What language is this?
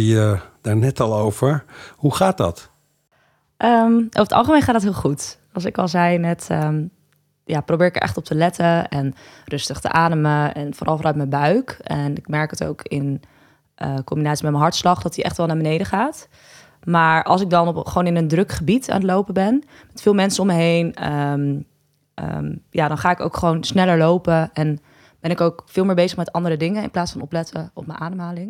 Dutch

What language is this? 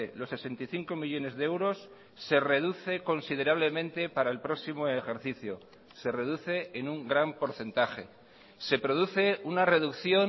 Spanish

